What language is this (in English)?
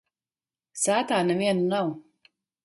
Latvian